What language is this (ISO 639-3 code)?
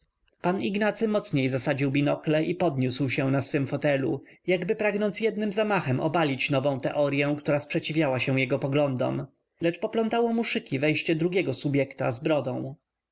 pol